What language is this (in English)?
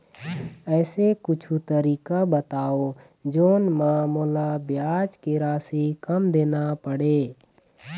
Chhattisgarhi